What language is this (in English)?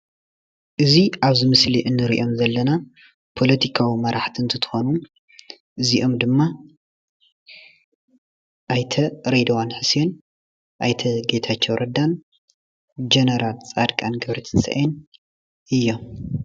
Tigrinya